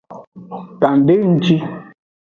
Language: Aja (Benin)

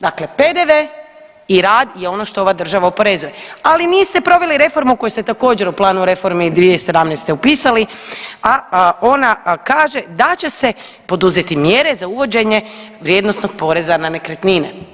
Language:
Croatian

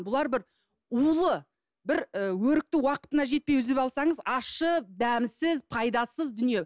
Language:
Kazakh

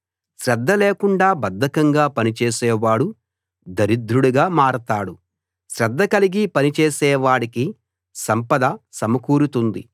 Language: Telugu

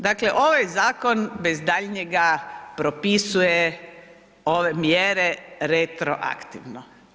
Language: Croatian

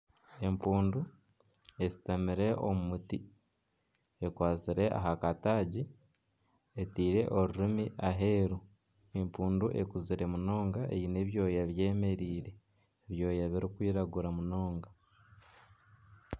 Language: Nyankole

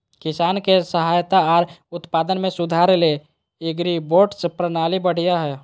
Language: Magahi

